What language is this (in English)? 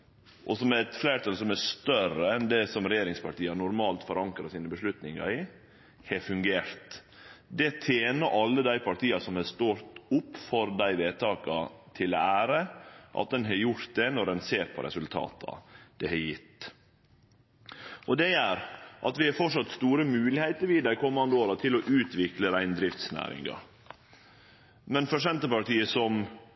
Norwegian Nynorsk